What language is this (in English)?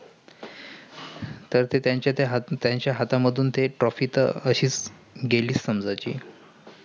Marathi